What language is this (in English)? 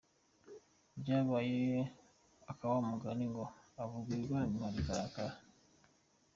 Kinyarwanda